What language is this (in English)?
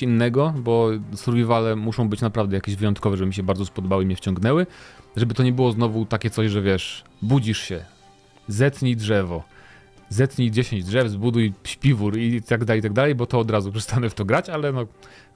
Polish